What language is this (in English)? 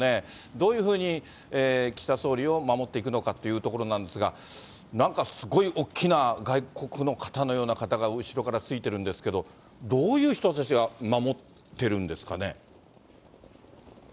Japanese